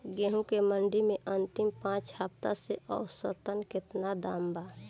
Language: Bhojpuri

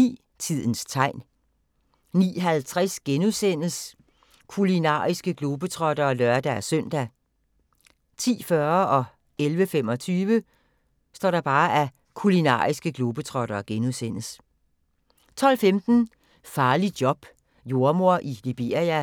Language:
Danish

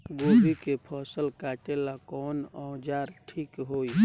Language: Bhojpuri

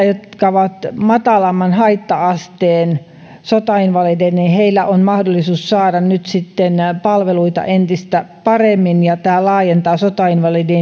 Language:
Finnish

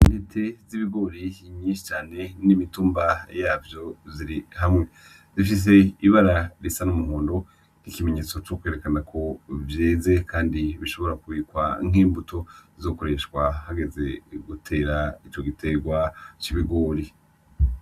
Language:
Rundi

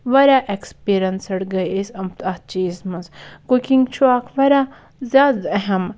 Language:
Kashmiri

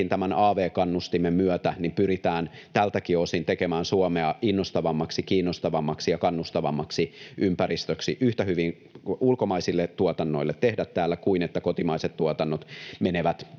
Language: Finnish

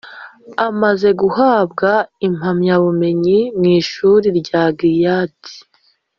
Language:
Kinyarwanda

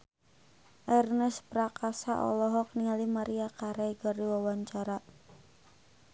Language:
Sundanese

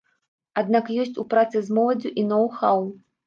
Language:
Belarusian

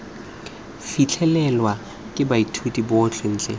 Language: Tswana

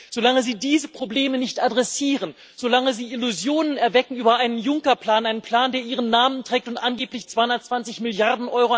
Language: German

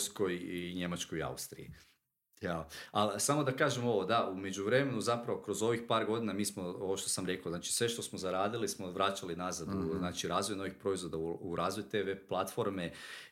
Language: Croatian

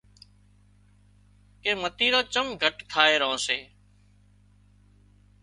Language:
Wadiyara Koli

